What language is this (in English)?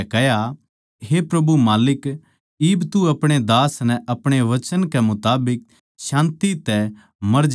Haryanvi